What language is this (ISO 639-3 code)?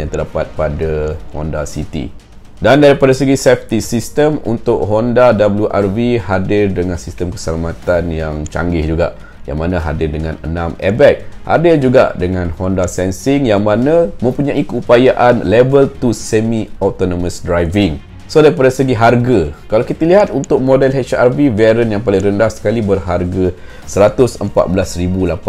msa